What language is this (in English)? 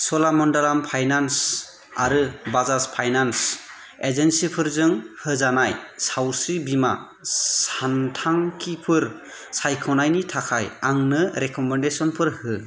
Bodo